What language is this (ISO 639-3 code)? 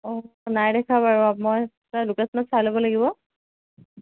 asm